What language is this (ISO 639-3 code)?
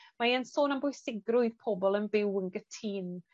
cym